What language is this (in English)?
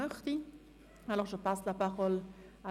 Swiss German